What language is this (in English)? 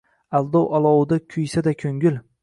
Uzbek